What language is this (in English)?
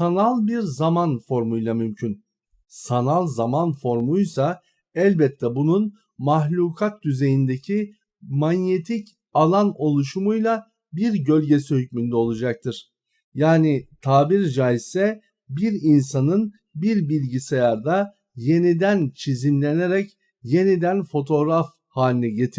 Turkish